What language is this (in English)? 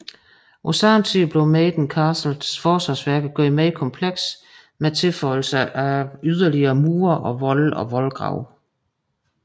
Danish